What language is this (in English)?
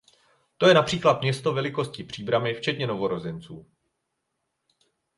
Czech